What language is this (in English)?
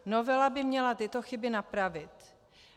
Czech